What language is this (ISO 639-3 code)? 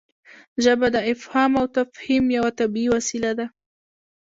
pus